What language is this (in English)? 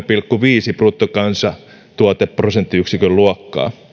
Finnish